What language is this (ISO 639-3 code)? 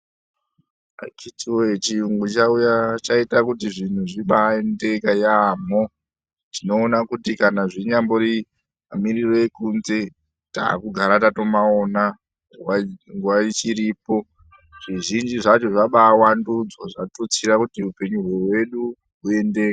ndc